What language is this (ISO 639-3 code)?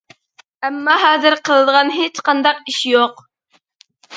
uig